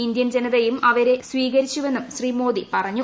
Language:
Malayalam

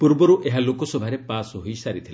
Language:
Odia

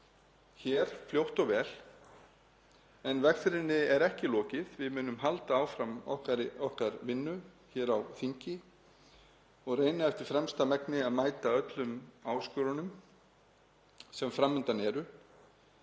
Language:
Icelandic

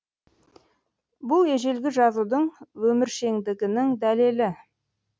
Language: Kazakh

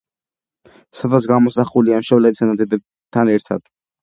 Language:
Georgian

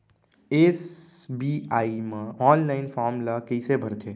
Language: Chhattisgarhi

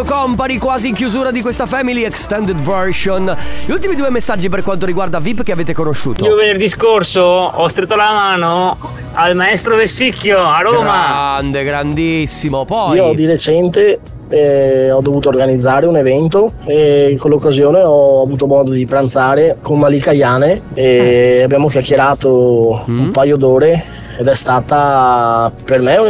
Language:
Italian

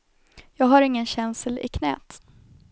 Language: Swedish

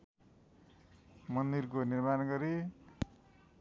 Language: Nepali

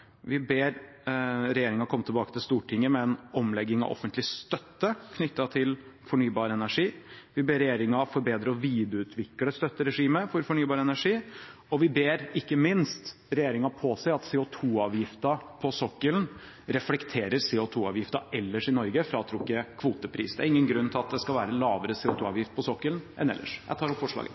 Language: Norwegian Bokmål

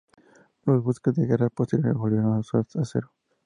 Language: Spanish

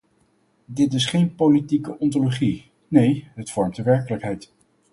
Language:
Dutch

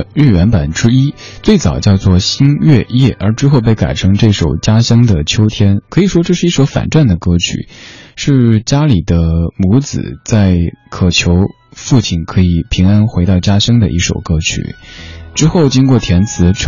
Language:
Chinese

